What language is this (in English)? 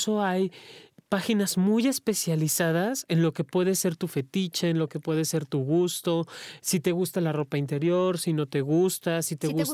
Spanish